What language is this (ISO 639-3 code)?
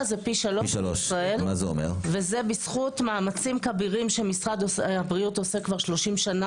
heb